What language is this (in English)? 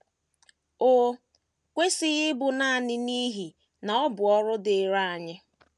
Igbo